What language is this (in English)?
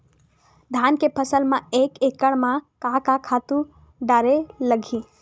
Chhattisgarhi